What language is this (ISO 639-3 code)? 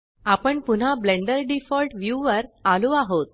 mar